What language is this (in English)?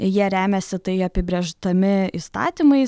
Lithuanian